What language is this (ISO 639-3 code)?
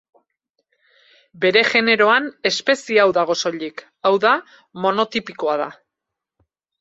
eus